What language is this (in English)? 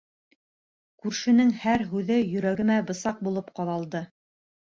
Bashkir